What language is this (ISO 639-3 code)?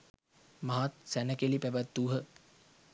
sin